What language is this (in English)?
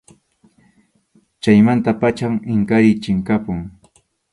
Arequipa-La Unión Quechua